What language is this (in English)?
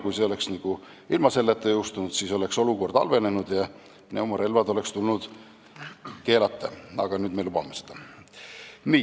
Estonian